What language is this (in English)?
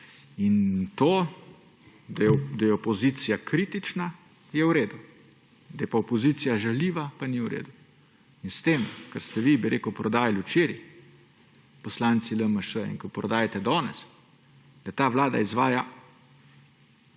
Slovenian